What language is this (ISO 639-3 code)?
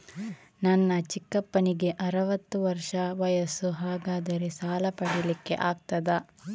kan